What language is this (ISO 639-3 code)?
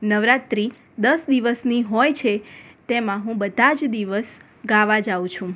guj